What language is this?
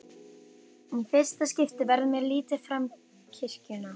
Icelandic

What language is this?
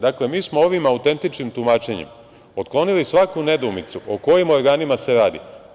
Serbian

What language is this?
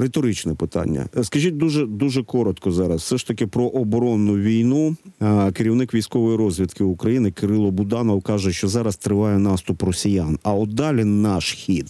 Ukrainian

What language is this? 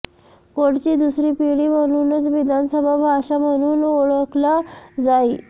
Marathi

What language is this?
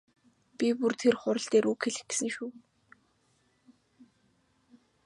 Mongolian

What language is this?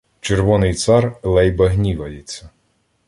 Ukrainian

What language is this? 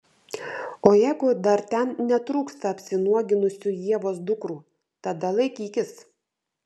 Lithuanian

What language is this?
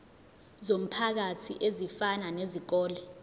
Zulu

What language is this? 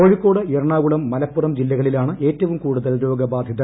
Malayalam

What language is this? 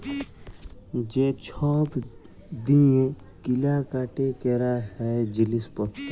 Bangla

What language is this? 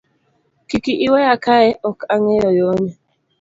Luo (Kenya and Tanzania)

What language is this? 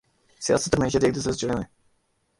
Urdu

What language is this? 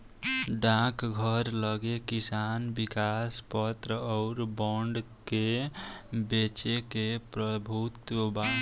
Bhojpuri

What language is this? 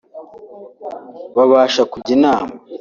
Kinyarwanda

